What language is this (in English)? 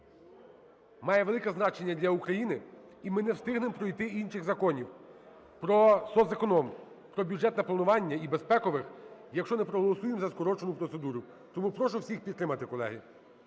Ukrainian